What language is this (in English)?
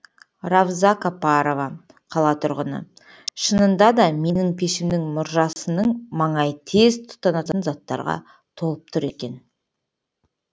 Kazakh